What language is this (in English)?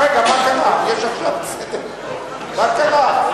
Hebrew